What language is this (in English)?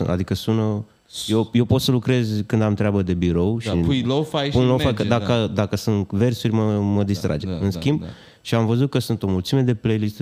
Romanian